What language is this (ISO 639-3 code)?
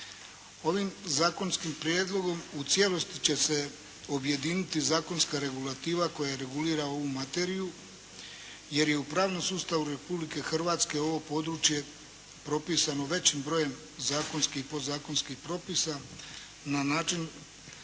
hrv